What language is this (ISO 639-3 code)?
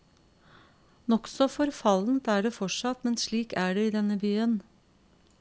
nor